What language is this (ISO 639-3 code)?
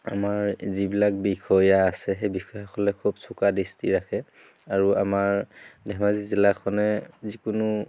asm